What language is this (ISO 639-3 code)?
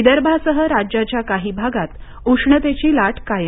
mar